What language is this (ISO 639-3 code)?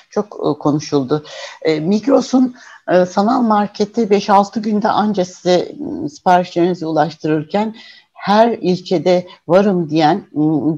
tur